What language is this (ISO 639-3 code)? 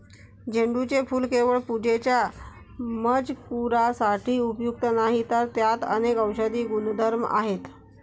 mar